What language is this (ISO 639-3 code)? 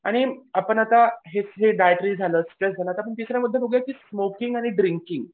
mar